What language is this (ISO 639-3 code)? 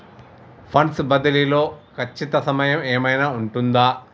tel